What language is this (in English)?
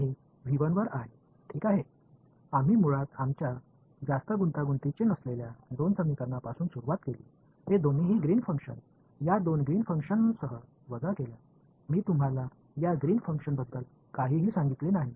Tamil